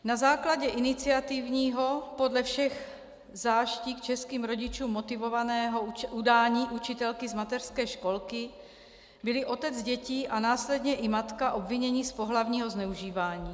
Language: Czech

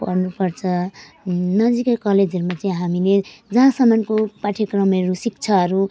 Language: Nepali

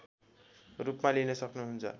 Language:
Nepali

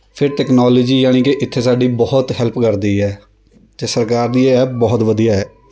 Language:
Punjabi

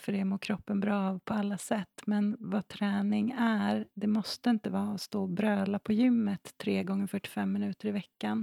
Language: Swedish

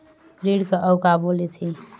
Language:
Chhattisgarhi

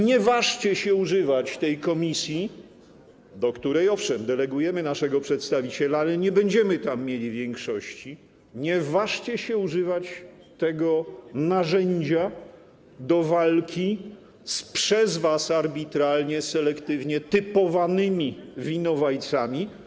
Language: Polish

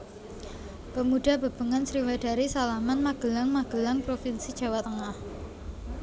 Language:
Javanese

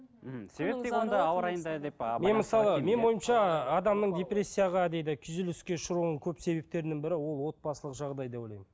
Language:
Kazakh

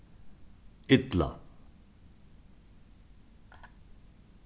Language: Faroese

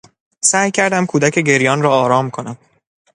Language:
Persian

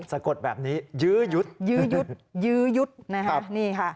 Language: Thai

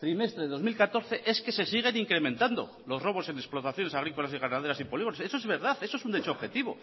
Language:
Spanish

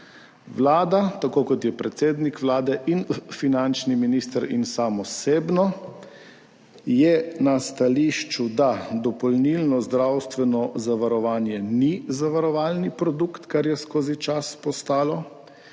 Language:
Slovenian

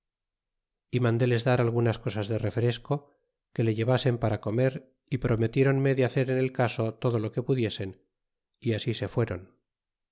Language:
Spanish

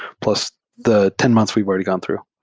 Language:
English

